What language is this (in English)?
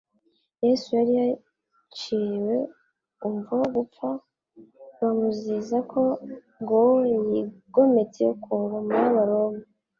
Kinyarwanda